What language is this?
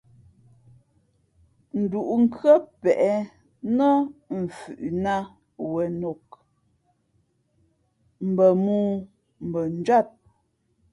Fe'fe'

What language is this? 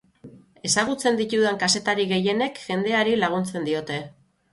Basque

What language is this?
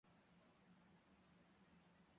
Chinese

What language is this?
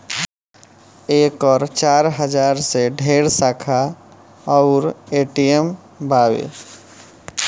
Bhojpuri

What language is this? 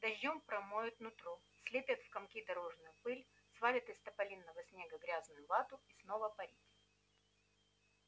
Russian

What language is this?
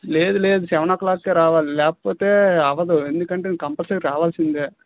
Telugu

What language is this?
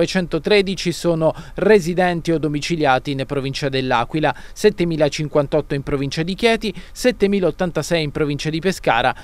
Italian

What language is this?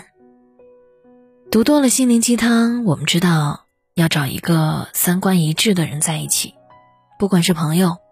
Chinese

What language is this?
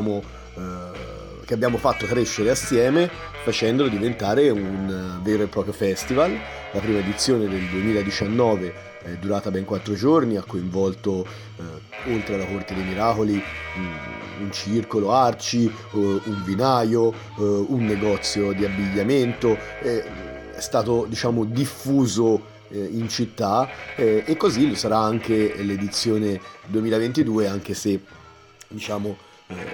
Italian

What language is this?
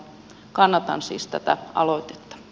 Finnish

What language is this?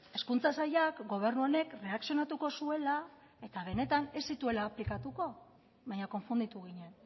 Basque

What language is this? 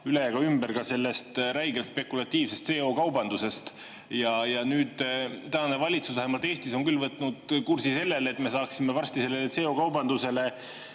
Estonian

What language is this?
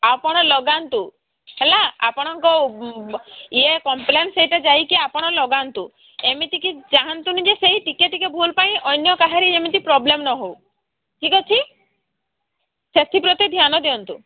Odia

